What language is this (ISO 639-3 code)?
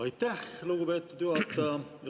est